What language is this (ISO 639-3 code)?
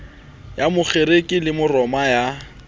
sot